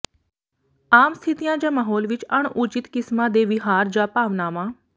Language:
Punjabi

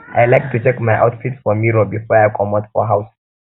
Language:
Nigerian Pidgin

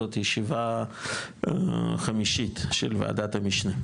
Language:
Hebrew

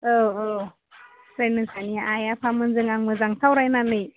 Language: Bodo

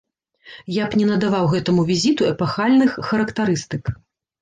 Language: Belarusian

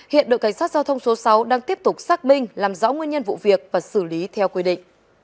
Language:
Vietnamese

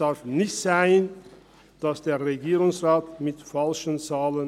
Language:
Swiss German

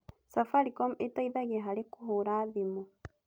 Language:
Kikuyu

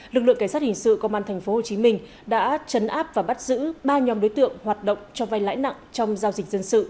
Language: Vietnamese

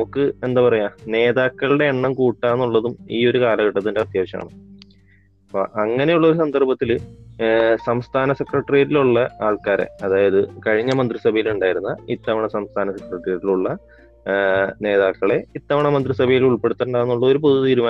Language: Malayalam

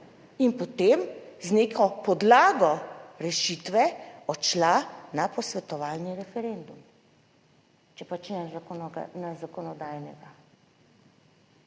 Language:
Slovenian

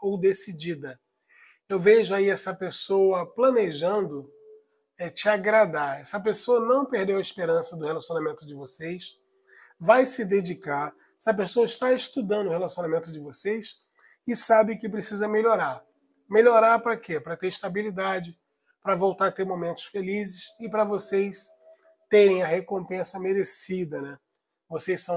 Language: Portuguese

